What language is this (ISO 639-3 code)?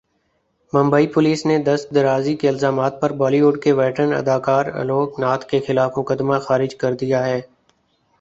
urd